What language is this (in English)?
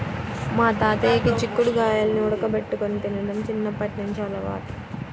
Telugu